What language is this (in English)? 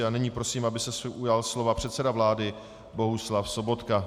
Czech